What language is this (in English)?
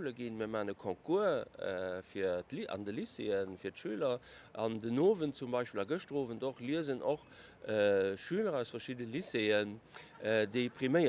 German